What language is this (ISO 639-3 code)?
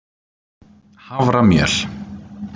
isl